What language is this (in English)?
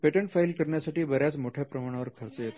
Marathi